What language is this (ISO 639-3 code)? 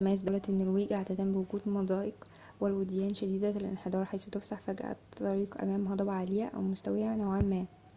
ara